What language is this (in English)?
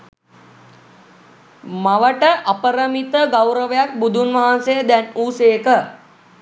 Sinhala